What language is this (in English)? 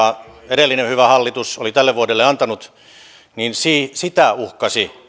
Finnish